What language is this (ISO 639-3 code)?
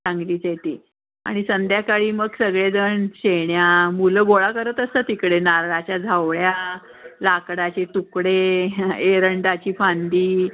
mar